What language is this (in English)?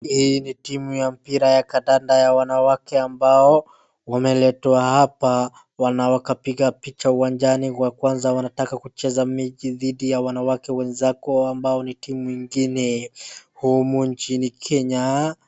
Swahili